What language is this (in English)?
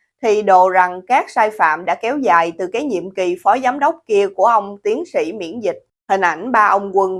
Vietnamese